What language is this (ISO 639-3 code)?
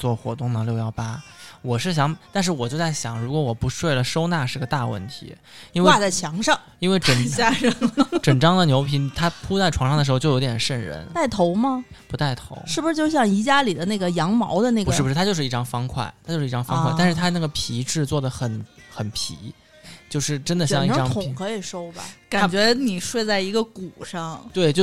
zho